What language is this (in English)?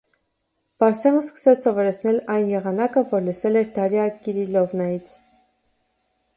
Armenian